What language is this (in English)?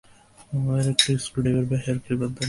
Bangla